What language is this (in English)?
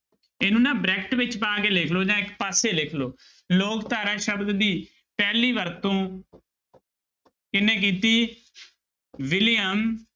Punjabi